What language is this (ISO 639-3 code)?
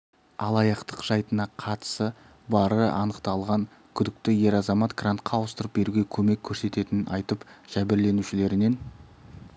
kaz